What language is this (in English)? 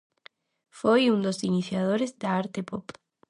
Galician